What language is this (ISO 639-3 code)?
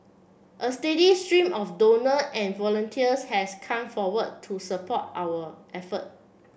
eng